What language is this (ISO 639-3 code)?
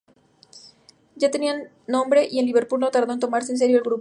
spa